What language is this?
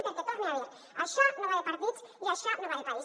Catalan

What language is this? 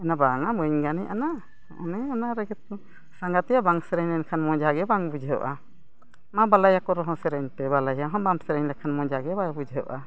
Santali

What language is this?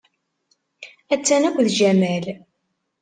Kabyle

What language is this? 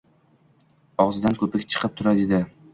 Uzbek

